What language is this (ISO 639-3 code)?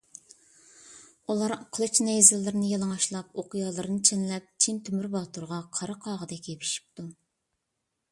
uig